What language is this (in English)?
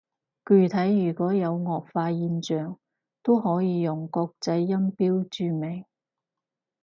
Cantonese